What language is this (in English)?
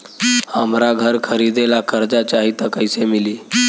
Bhojpuri